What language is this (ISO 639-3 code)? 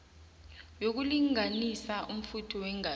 nbl